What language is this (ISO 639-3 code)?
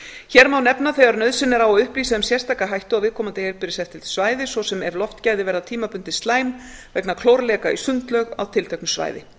isl